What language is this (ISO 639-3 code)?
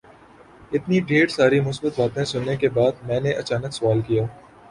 urd